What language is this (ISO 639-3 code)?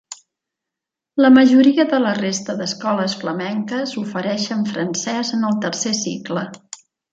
cat